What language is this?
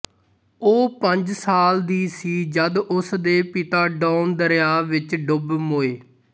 Punjabi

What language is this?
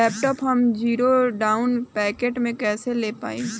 Bhojpuri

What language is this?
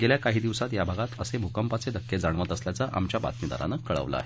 Marathi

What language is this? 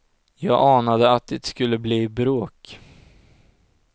Swedish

